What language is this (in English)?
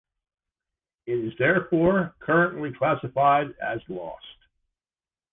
English